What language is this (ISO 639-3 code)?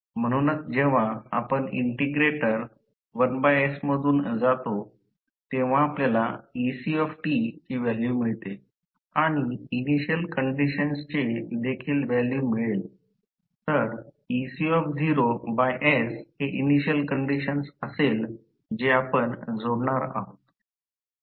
mar